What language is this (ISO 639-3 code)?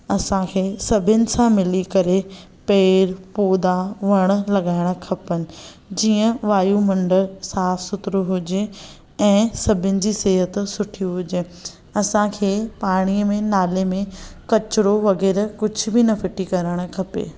snd